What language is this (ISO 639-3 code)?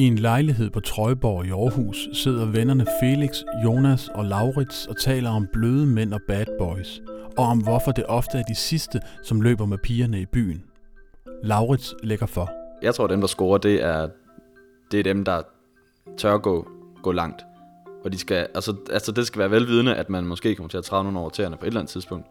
dan